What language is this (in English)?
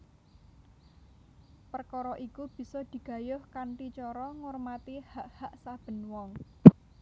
Javanese